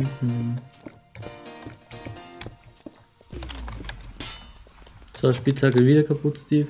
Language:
German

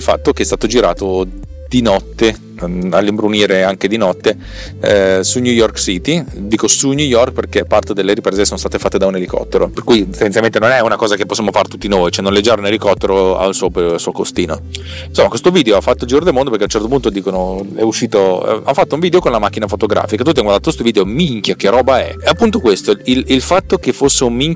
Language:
Italian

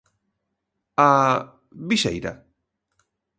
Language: Galician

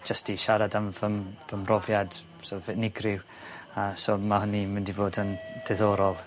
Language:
Welsh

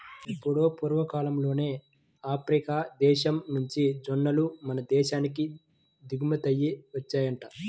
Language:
Telugu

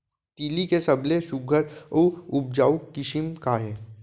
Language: Chhattisgarhi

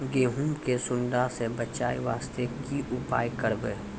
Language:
Maithili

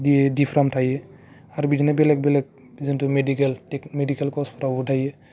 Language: Bodo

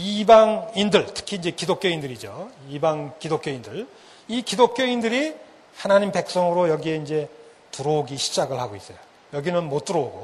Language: Korean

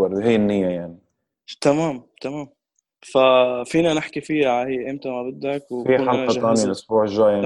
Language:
Arabic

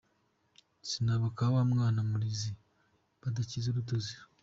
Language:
Kinyarwanda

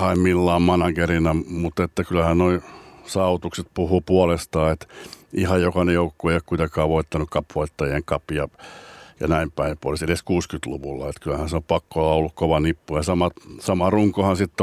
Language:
Finnish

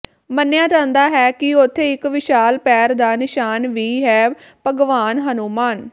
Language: Punjabi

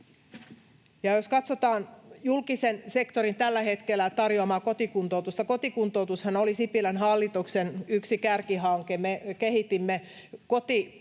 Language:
Finnish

